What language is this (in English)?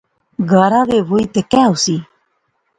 Pahari-Potwari